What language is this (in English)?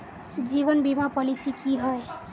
Magahi